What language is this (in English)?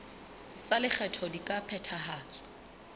Southern Sotho